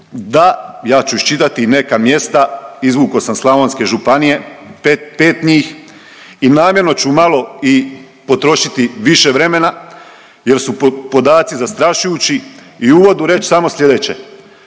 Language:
Croatian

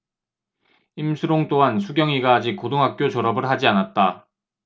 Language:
Korean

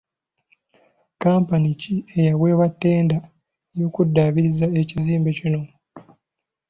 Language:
Ganda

